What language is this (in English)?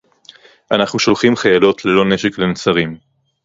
Hebrew